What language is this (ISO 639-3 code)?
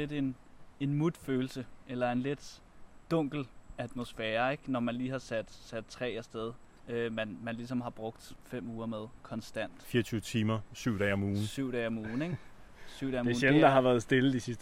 dan